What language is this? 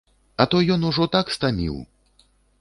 Belarusian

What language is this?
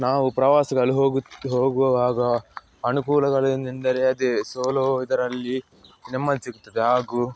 Kannada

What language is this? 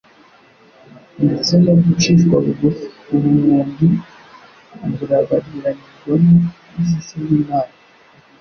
Kinyarwanda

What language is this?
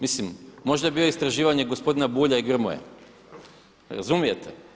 Croatian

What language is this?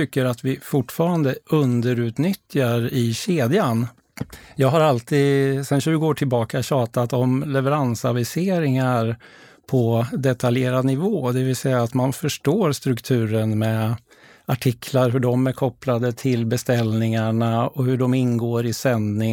Swedish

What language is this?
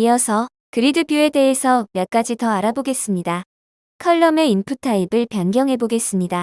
Korean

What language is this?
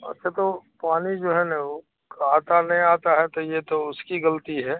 Urdu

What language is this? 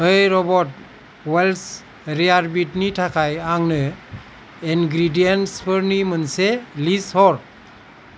Bodo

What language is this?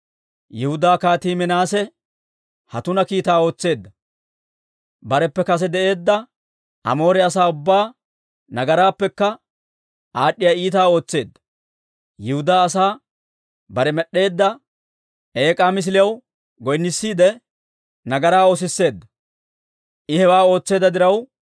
Dawro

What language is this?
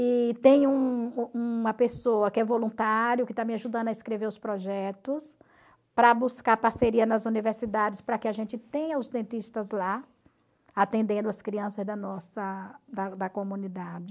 Portuguese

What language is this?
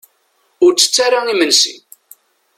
Kabyle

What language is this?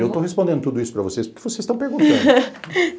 Portuguese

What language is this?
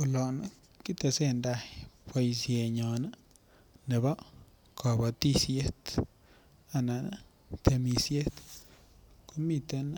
Kalenjin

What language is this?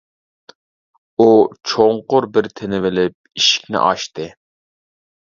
Uyghur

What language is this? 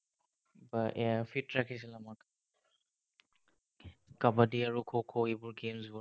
Assamese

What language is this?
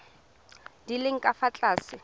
Tswana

